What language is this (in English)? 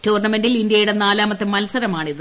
Malayalam